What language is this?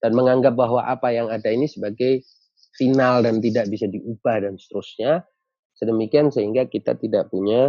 Indonesian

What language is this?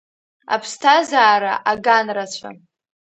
Abkhazian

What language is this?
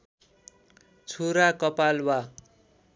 Nepali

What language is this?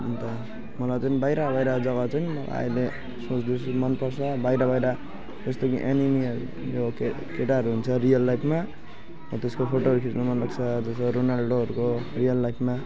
Nepali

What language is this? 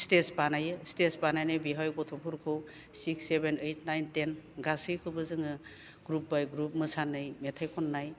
Bodo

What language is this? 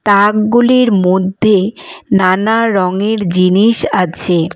Bangla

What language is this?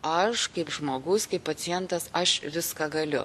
Lithuanian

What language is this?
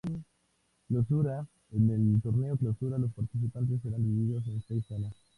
Spanish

